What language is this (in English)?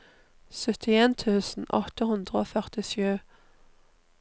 Norwegian